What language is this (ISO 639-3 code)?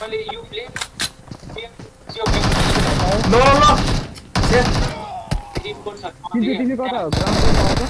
eng